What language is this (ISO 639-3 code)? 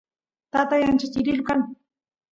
qus